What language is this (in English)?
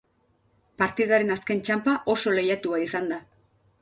Basque